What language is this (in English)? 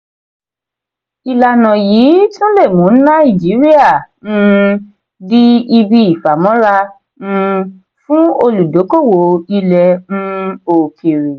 Yoruba